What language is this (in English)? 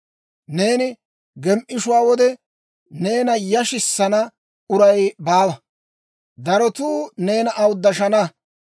Dawro